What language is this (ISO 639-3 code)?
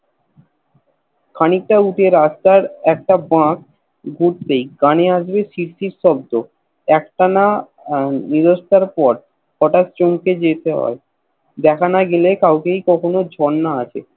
ben